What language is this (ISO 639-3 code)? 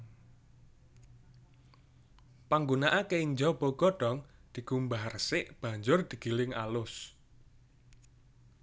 jav